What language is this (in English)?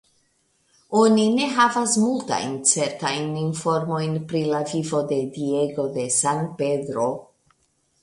Esperanto